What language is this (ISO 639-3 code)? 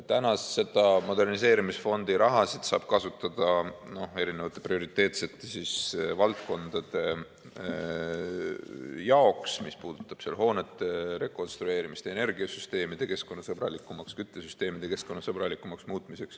est